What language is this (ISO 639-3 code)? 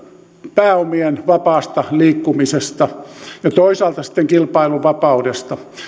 fin